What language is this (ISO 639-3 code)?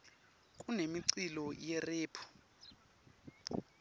ssw